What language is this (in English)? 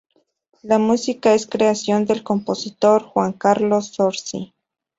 Spanish